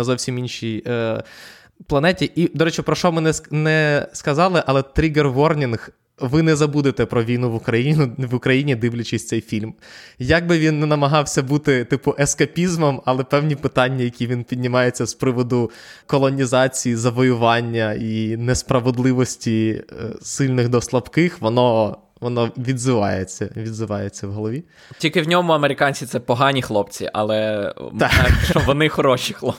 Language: Ukrainian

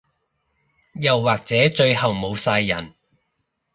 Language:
Cantonese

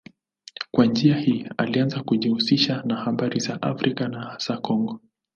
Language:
Swahili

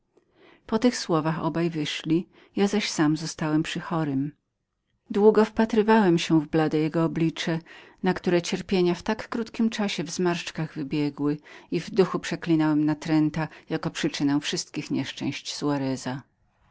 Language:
Polish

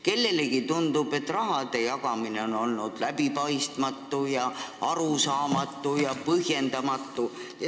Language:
Estonian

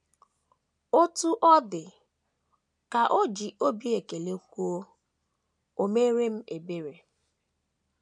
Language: Igbo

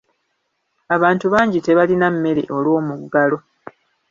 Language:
Ganda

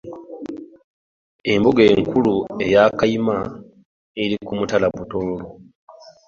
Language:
Ganda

